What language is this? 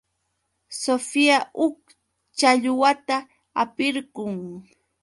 Yauyos Quechua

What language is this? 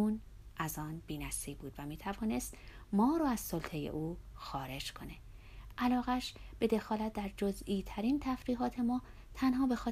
Persian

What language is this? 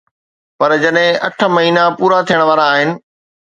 Sindhi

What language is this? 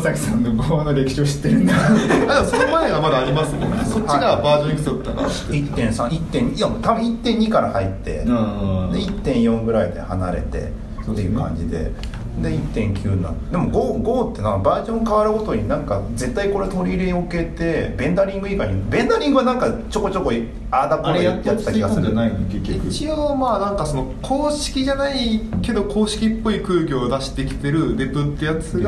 Japanese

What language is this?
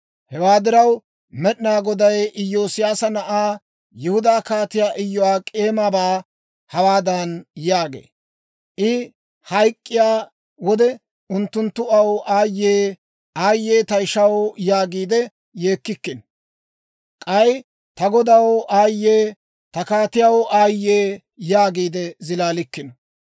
Dawro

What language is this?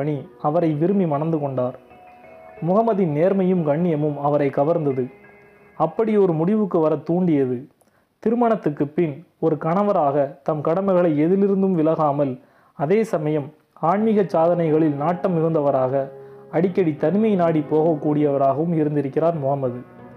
Tamil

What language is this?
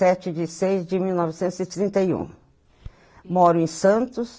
Portuguese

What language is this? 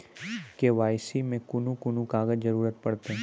Maithili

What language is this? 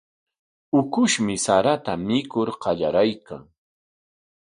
Corongo Ancash Quechua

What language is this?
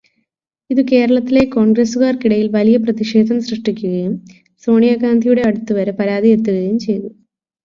Malayalam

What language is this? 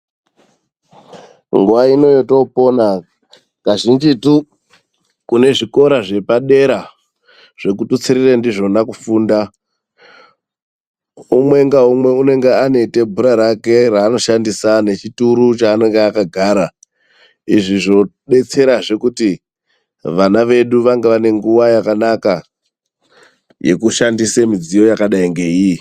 Ndau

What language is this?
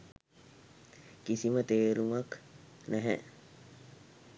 Sinhala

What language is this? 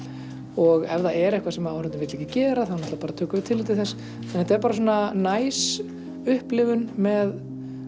Icelandic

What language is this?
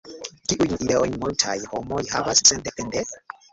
Esperanto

